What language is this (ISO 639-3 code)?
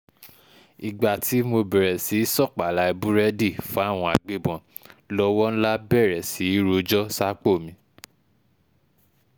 yor